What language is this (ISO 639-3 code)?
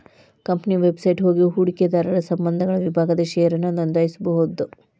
kan